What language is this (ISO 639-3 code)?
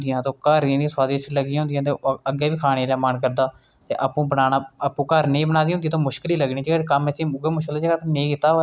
doi